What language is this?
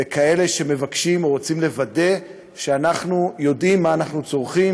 Hebrew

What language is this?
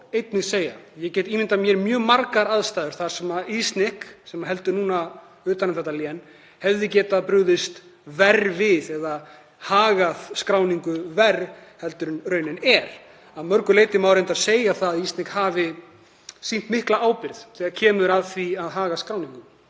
Icelandic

